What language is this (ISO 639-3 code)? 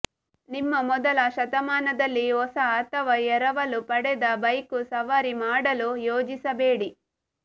kan